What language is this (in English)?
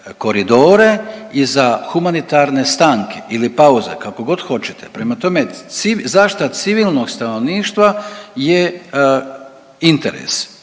Croatian